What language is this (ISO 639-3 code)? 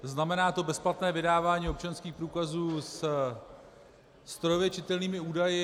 ces